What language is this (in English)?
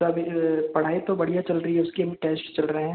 Hindi